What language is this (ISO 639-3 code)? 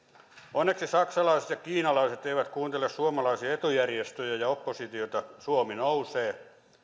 fin